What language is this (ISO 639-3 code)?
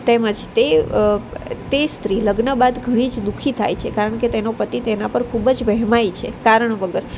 guj